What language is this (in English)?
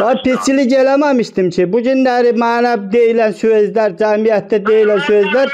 Turkish